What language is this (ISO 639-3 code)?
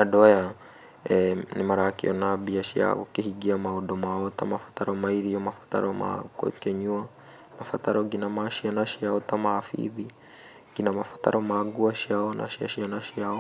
kik